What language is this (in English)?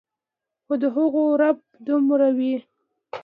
Pashto